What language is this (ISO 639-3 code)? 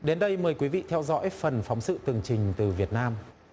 vie